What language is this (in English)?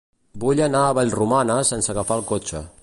Catalan